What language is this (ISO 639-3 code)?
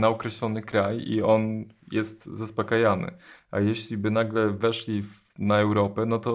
pol